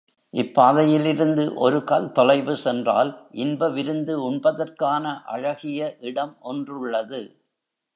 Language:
Tamil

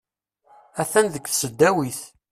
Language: Kabyle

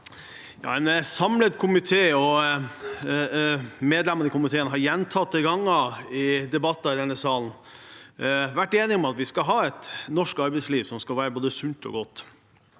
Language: Norwegian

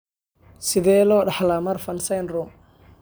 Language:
Somali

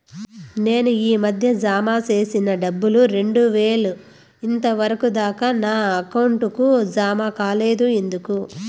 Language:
Telugu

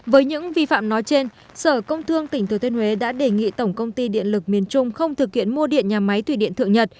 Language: Vietnamese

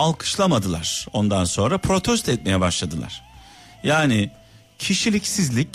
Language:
Turkish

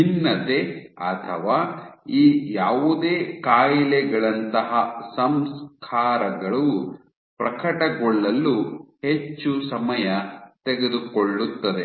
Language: Kannada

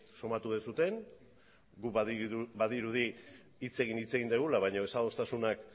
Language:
Basque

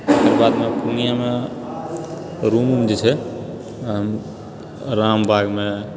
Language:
Maithili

